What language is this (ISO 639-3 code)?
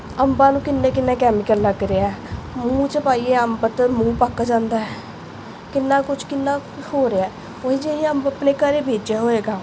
pan